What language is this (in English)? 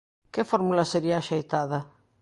Galician